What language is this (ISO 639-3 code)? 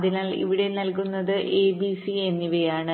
mal